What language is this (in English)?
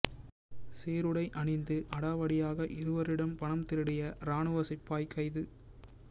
Tamil